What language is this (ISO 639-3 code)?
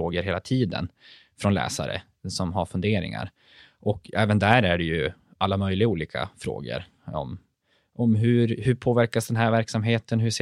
swe